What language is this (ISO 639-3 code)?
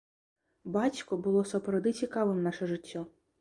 bel